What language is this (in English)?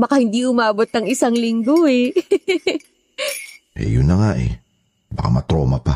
Filipino